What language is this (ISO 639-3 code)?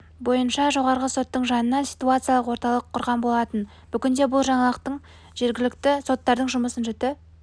kaz